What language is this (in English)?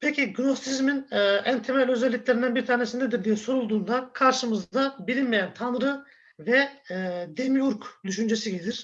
Turkish